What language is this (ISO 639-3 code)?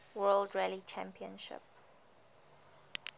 eng